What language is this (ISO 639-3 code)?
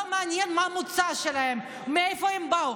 heb